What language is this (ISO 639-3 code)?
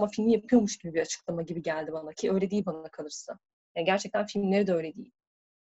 tur